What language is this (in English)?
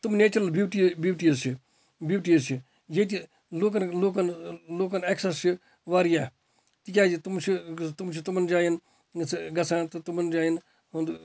Kashmiri